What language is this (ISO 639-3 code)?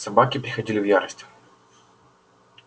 rus